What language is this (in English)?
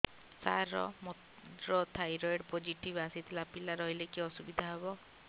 Odia